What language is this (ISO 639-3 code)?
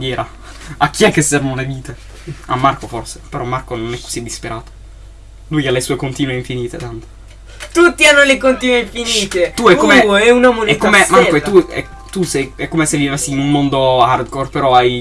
ita